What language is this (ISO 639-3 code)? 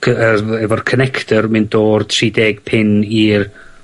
cym